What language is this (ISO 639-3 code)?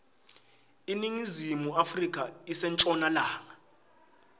ssw